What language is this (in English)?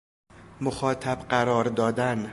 Persian